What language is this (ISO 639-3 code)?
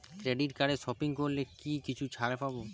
ben